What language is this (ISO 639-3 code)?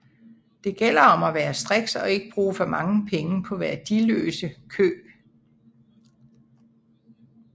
dan